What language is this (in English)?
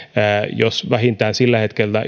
Finnish